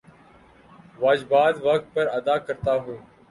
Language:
Urdu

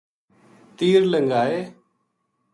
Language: Gujari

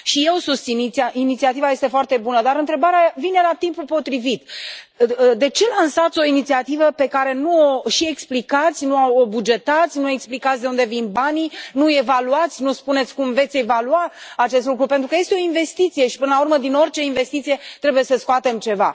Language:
Romanian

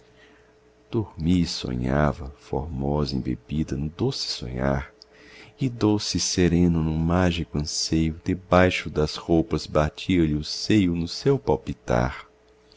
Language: Portuguese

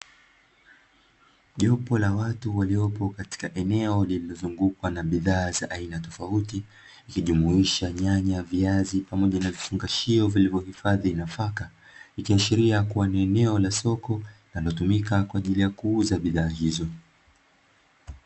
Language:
Swahili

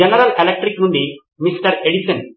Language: Telugu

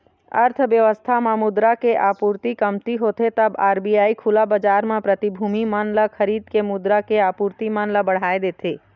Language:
Chhattisgarhi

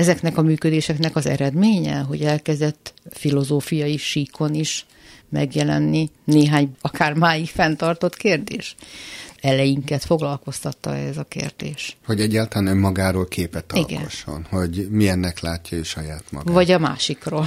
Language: Hungarian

